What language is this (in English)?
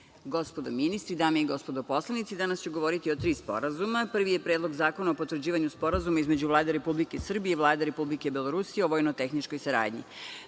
Serbian